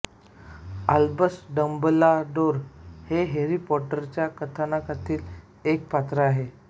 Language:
Marathi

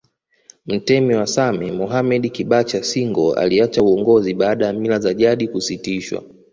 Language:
Swahili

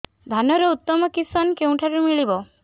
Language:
Odia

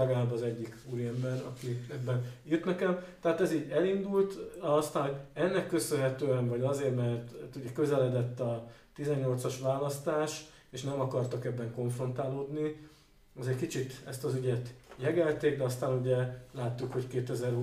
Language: Hungarian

